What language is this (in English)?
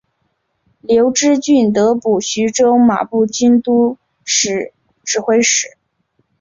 Chinese